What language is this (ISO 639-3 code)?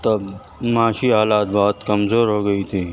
urd